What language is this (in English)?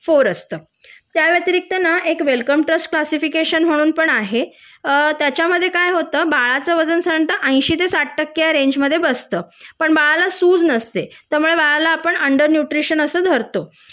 Marathi